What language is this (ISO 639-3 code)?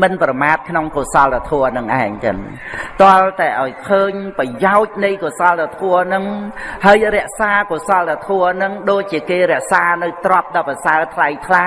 vie